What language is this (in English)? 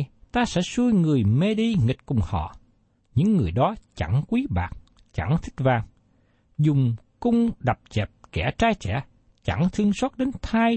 Vietnamese